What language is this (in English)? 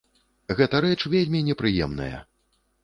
Belarusian